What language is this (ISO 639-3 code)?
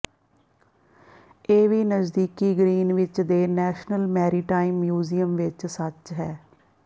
pan